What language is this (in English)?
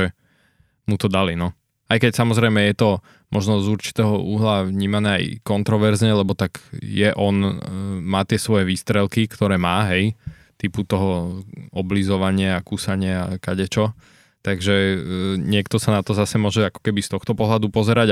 Slovak